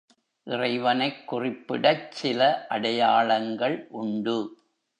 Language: Tamil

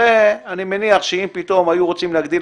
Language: Hebrew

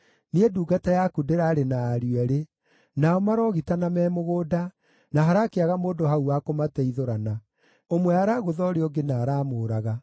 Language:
Kikuyu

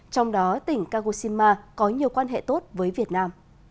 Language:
Vietnamese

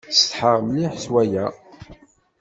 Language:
Kabyle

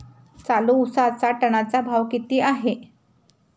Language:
Marathi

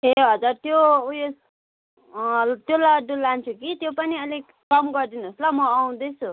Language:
Nepali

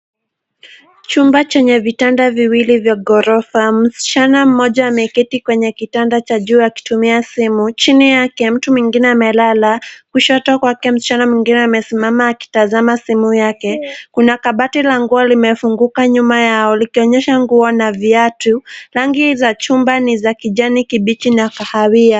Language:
Swahili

